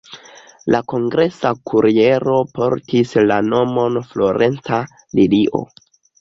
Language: Esperanto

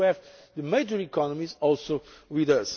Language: English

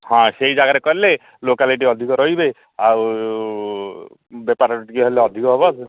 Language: Odia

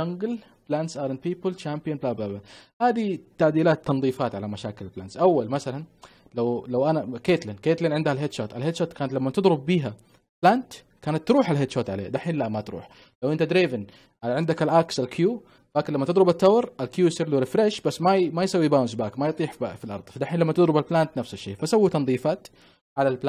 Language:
Arabic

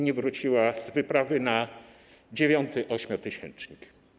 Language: Polish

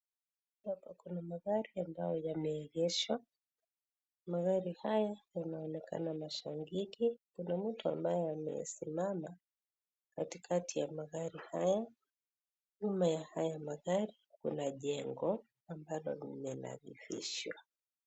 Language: Swahili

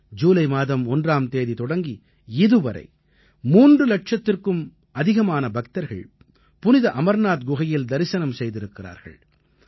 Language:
Tamil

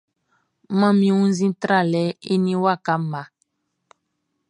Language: Baoulé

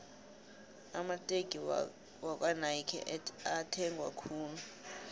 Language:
South Ndebele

